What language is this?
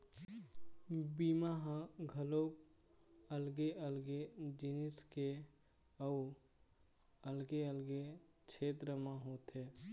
Chhattisgarhi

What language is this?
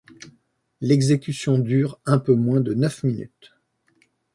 French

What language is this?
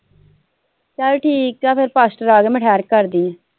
Punjabi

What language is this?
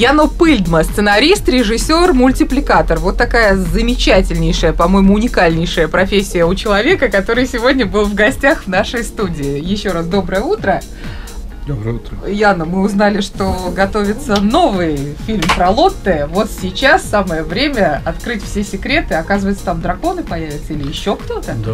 Russian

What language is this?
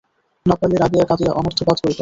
Bangla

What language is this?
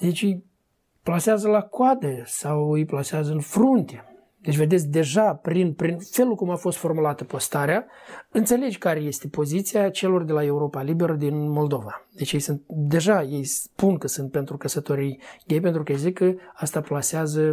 Romanian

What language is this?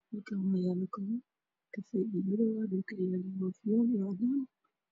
Somali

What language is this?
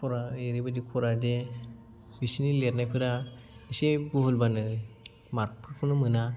Bodo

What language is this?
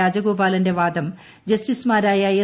Malayalam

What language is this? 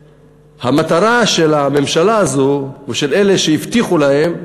Hebrew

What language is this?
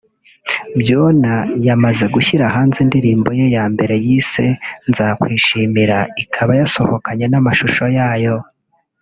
Kinyarwanda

